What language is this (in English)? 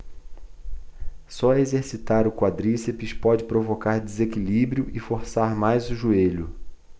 Portuguese